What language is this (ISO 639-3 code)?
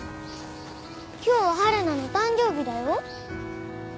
jpn